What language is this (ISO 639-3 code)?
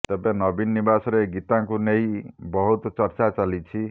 ori